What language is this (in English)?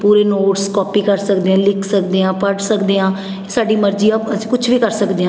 Punjabi